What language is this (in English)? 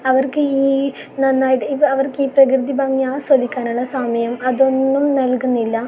Malayalam